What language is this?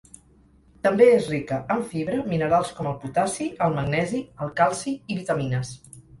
Catalan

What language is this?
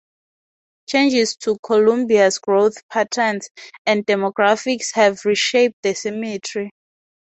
English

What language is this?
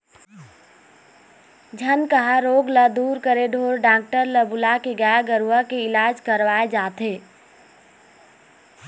Chhattisgarhi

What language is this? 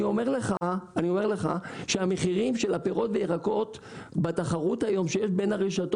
Hebrew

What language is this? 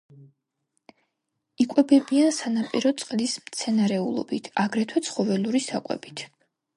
Georgian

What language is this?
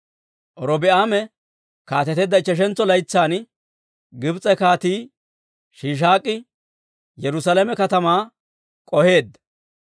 Dawro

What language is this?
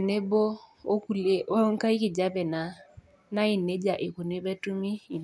Masai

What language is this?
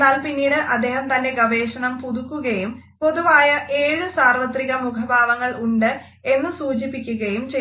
Malayalam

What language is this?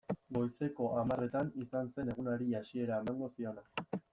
Basque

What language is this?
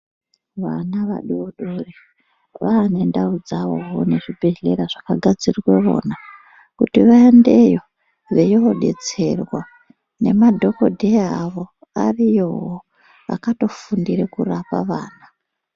Ndau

